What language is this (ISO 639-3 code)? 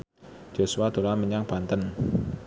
jav